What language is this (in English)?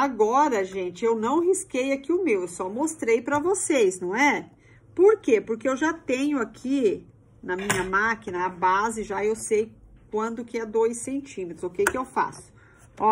Portuguese